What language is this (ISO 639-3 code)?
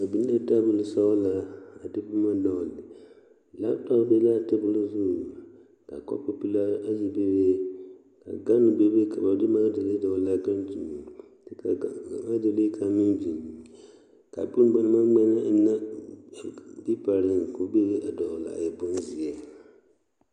dga